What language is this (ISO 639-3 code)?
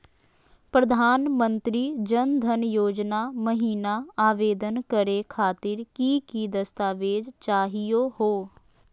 mag